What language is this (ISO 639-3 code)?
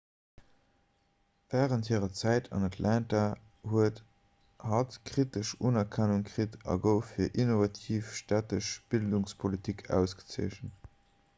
ltz